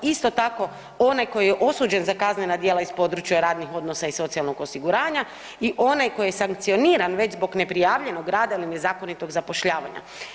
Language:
Croatian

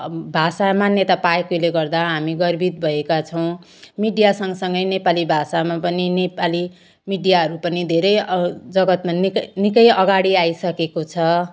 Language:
Nepali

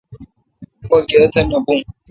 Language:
Kalkoti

